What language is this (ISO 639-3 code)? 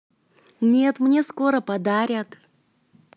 rus